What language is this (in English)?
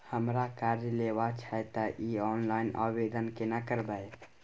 Maithili